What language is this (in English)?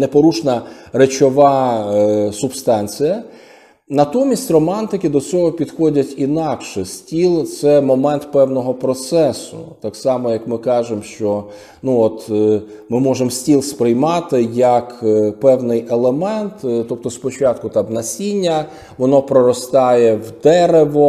Ukrainian